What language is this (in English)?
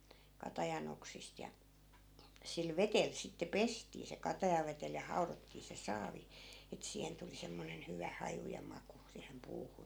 Finnish